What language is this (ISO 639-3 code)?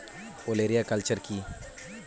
ben